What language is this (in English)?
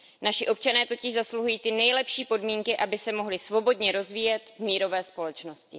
Czech